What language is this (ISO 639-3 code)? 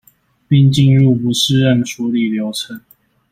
zho